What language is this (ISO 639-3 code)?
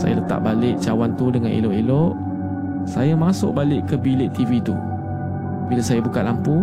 msa